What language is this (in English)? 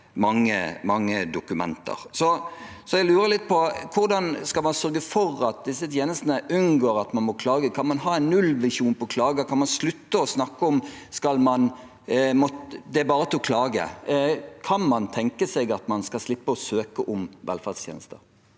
Norwegian